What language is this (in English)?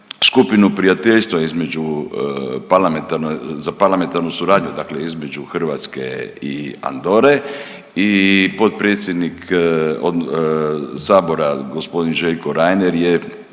Croatian